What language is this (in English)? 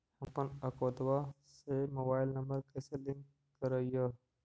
Magahi